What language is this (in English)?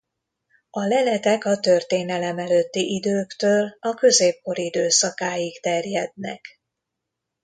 Hungarian